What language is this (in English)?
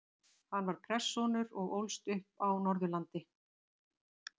Icelandic